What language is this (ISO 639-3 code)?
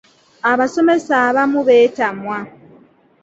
lug